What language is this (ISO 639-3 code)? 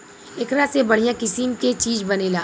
bho